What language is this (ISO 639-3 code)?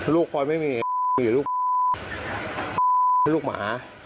tha